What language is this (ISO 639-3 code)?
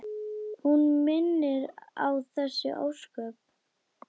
isl